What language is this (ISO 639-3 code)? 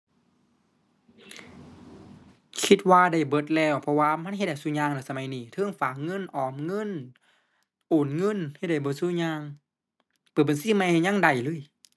tha